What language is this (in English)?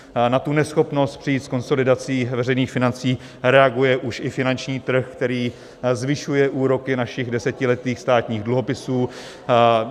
Czech